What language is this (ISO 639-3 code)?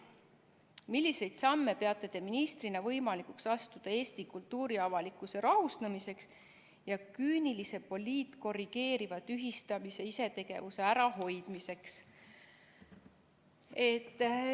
est